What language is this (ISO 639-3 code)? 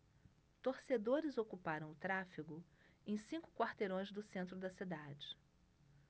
por